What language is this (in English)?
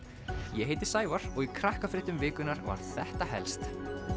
Icelandic